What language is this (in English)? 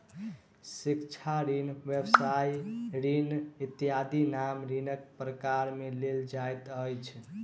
Maithili